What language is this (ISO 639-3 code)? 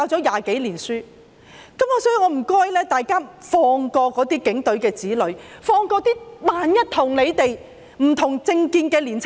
yue